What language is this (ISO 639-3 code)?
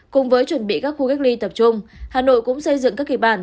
vie